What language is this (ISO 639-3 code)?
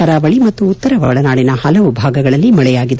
kan